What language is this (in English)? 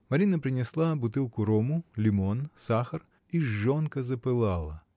Russian